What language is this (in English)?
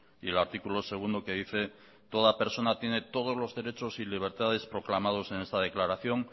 Spanish